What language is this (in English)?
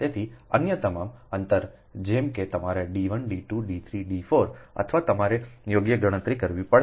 Gujarati